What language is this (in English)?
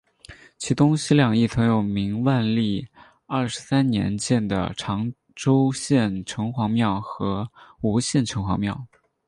Chinese